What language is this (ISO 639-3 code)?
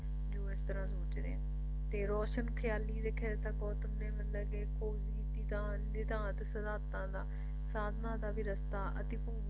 pan